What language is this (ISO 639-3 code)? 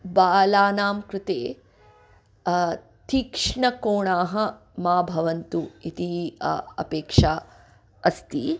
san